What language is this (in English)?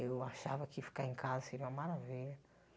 Portuguese